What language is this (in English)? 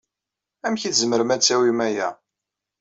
Kabyle